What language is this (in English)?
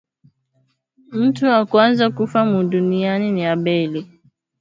Swahili